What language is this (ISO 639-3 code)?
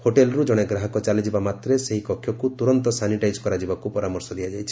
ori